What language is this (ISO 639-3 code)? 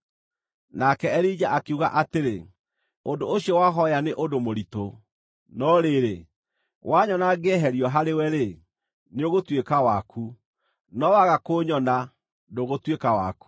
kik